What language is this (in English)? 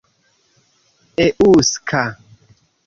Esperanto